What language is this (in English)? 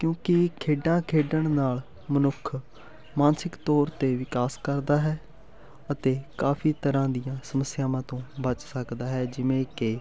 Punjabi